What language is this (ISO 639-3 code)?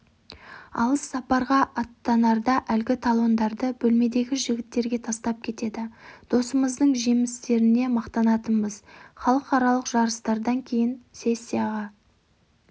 kaz